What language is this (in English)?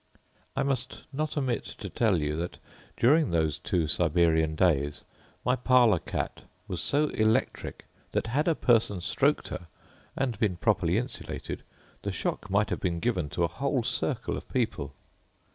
English